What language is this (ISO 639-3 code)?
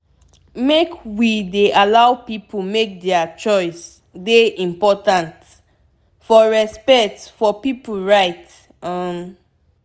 pcm